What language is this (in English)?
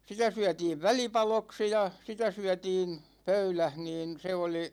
Finnish